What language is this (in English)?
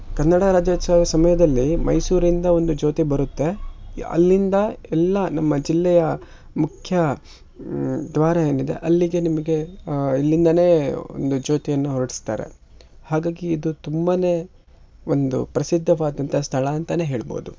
Kannada